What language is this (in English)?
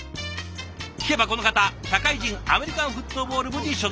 Japanese